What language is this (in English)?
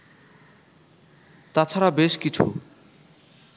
Bangla